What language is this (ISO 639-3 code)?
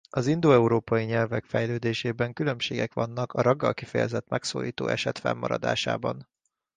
hun